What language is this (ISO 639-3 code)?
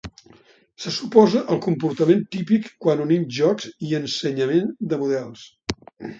cat